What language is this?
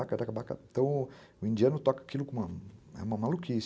Portuguese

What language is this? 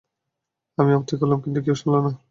Bangla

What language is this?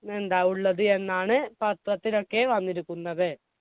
Malayalam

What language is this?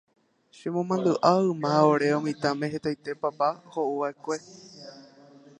Guarani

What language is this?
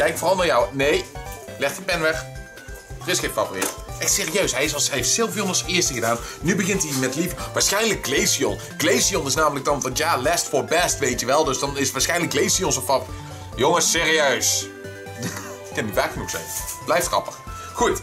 Dutch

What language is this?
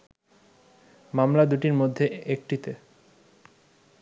Bangla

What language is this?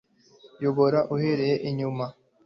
Kinyarwanda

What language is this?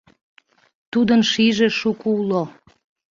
Mari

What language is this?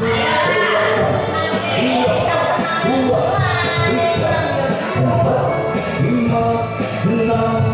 Arabic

